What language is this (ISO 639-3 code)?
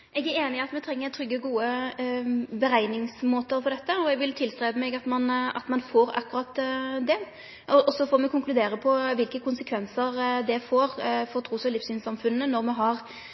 nor